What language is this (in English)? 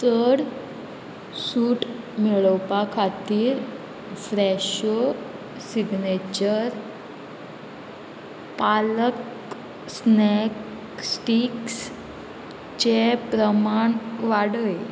Konkani